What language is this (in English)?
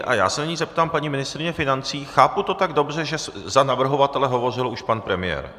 Czech